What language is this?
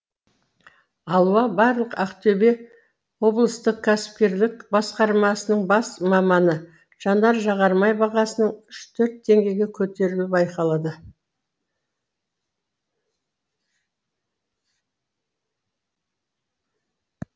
Kazakh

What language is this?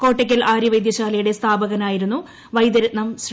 Malayalam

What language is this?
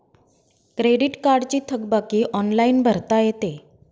Marathi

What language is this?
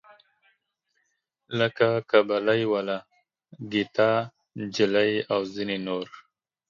Pashto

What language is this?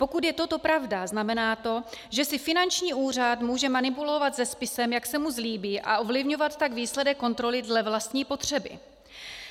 Czech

